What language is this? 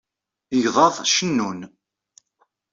Kabyle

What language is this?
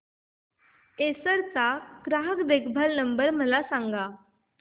Marathi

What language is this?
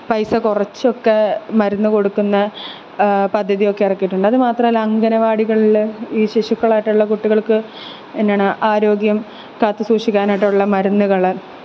Malayalam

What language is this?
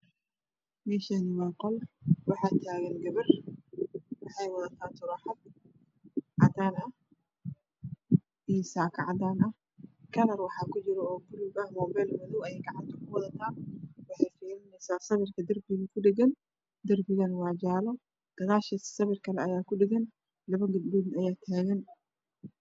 Somali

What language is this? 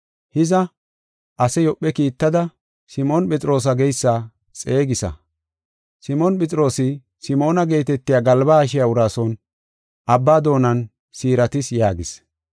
Gofa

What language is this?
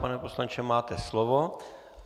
Czech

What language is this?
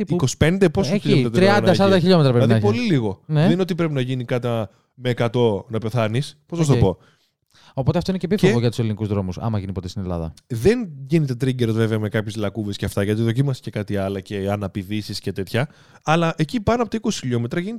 Greek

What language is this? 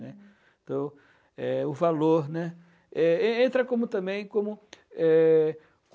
Portuguese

